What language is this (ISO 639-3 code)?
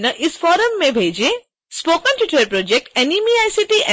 hin